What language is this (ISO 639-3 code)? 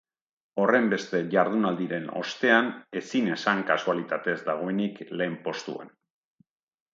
eus